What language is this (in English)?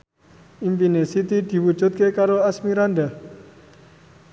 Javanese